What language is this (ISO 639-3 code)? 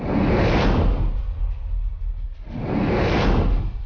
ind